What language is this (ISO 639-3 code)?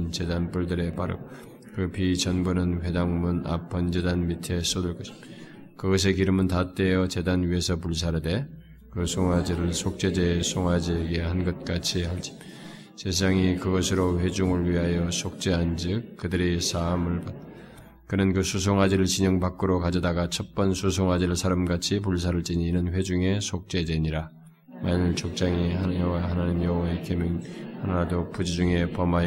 kor